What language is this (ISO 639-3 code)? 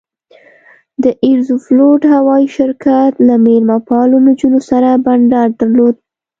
pus